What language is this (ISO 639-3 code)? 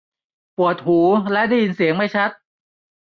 tha